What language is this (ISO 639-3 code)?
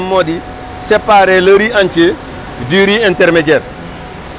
wol